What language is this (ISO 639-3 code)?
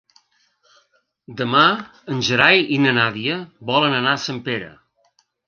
cat